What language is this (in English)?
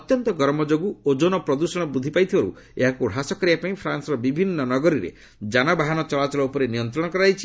Odia